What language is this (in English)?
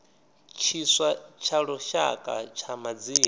Venda